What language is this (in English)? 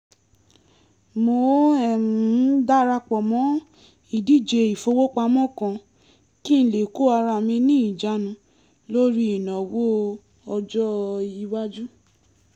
Yoruba